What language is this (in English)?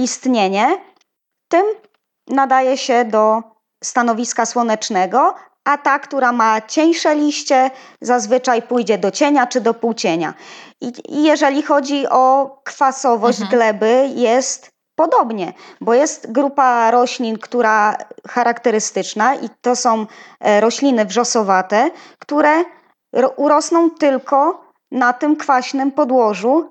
Polish